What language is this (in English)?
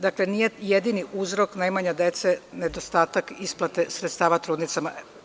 Serbian